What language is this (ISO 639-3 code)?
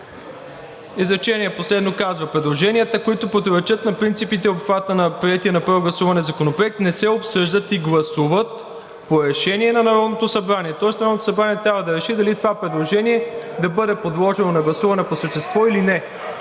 bul